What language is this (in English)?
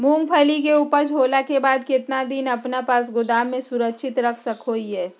Magahi